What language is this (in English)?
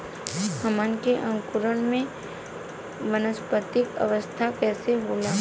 Bhojpuri